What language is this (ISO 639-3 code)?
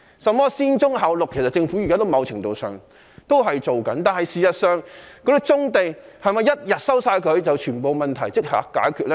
yue